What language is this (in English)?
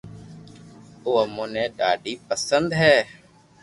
Loarki